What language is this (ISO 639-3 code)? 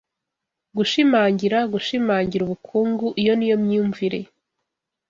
kin